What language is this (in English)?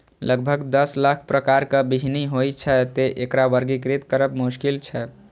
Maithili